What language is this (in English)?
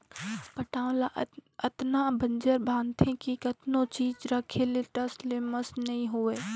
Chhattisgarhi